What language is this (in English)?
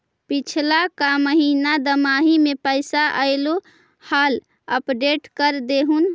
Magahi